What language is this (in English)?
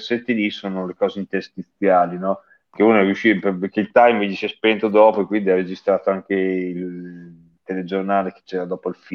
Italian